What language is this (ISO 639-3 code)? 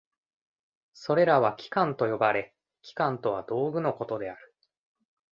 jpn